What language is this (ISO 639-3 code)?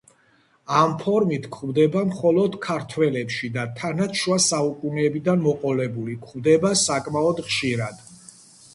kat